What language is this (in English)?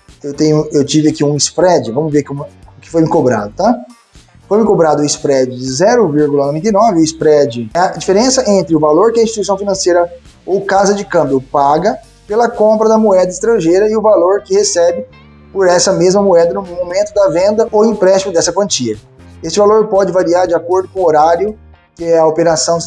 Portuguese